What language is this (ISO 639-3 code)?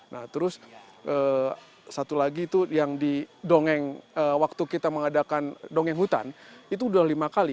ind